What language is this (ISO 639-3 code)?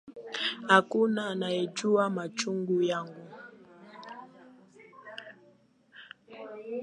swa